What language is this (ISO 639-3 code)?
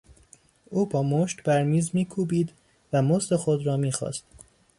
fas